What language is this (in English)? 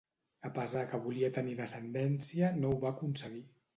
Catalan